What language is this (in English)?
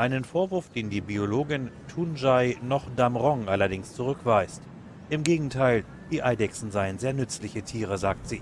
German